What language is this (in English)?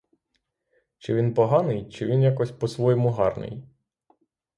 Ukrainian